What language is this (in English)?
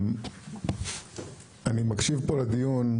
Hebrew